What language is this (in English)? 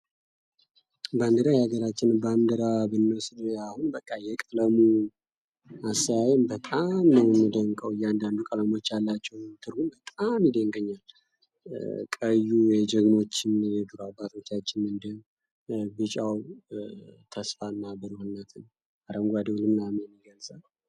Amharic